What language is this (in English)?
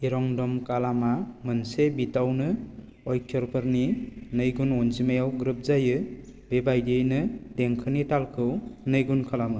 Bodo